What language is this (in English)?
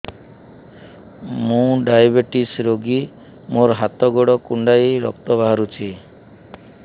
Odia